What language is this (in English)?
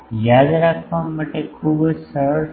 Gujarati